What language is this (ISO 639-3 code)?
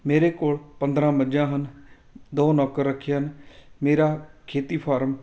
pan